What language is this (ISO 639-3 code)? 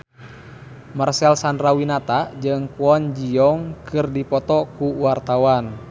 sun